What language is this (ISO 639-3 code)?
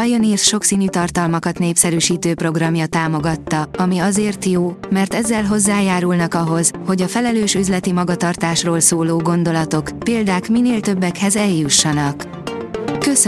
hun